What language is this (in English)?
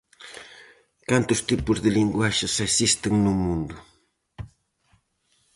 Galician